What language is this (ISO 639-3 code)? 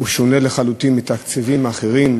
heb